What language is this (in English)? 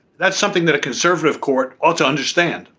English